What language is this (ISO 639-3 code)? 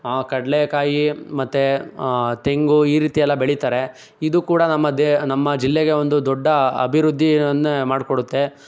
kan